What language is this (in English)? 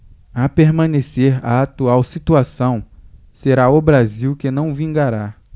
Portuguese